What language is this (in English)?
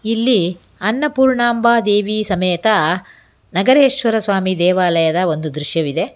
Kannada